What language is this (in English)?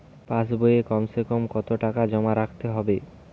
Bangla